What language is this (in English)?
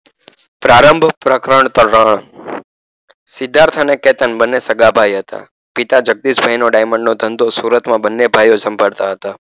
Gujarati